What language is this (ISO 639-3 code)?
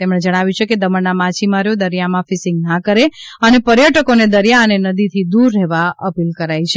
guj